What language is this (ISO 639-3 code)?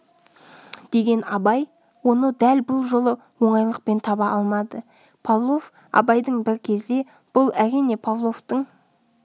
kaz